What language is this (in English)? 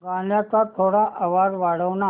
Marathi